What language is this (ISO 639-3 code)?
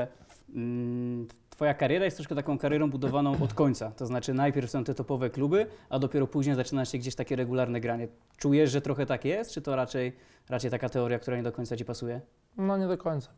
pol